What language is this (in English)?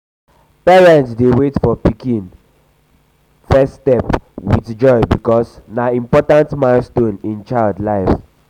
Nigerian Pidgin